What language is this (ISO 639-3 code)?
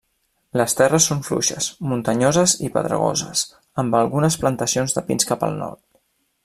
cat